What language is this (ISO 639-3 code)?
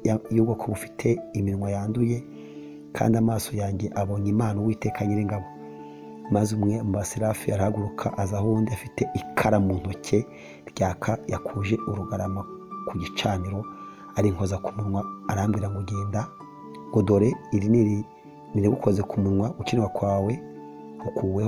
ron